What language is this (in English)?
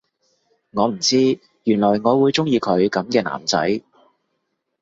Cantonese